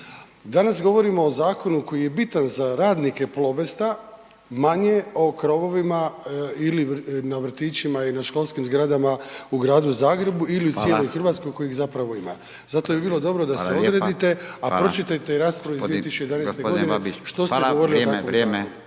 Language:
Croatian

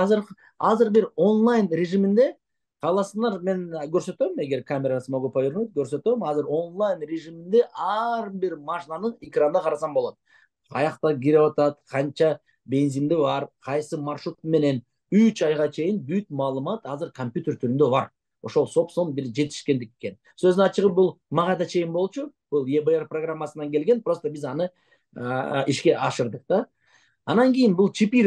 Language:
Turkish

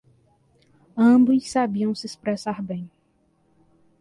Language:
Portuguese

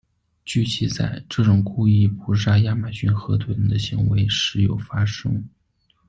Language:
Chinese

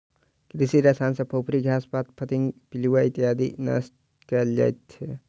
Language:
Maithili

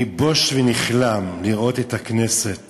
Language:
Hebrew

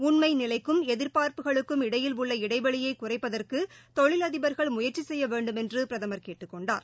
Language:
Tamil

